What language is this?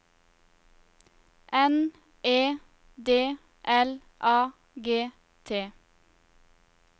Norwegian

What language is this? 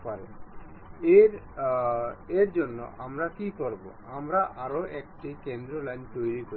Bangla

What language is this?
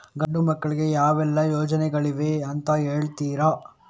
Kannada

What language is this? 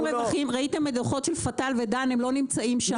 Hebrew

